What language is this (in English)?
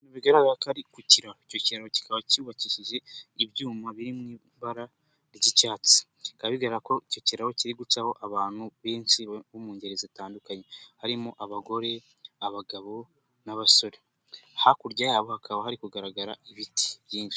Kinyarwanda